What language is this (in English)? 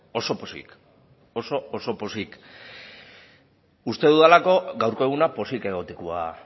Basque